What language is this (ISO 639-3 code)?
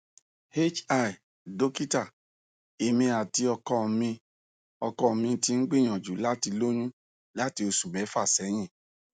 yor